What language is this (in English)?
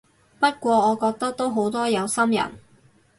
Cantonese